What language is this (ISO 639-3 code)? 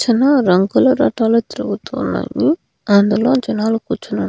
tel